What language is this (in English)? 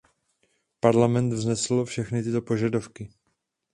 Czech